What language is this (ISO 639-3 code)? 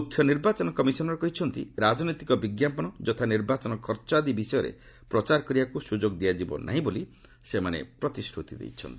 ori